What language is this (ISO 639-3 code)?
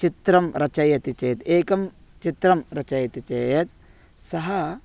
san